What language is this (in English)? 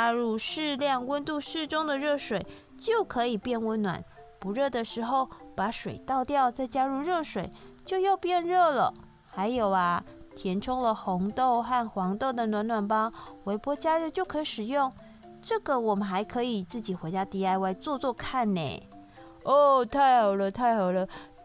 Chinese